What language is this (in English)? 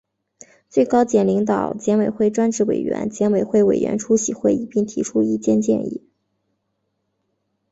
Chinese